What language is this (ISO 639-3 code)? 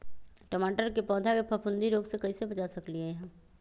mag